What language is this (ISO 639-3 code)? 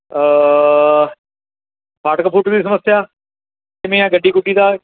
pan